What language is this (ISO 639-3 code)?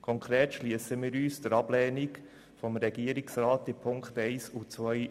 gsw